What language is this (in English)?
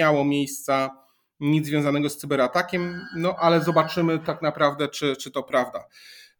Polish